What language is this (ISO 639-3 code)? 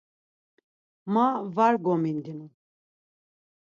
lzz